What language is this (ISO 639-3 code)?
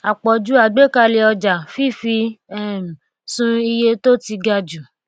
yor